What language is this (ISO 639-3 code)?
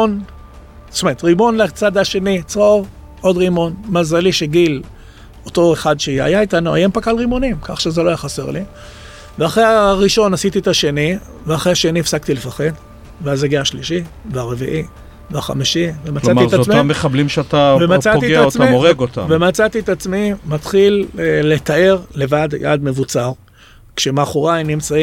heb